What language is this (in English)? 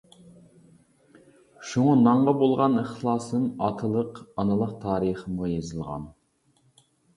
Uyghur